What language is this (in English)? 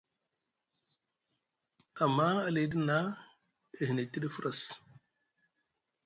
Musgu